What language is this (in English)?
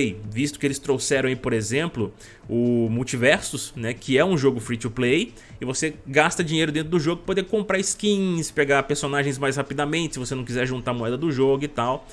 Portuguese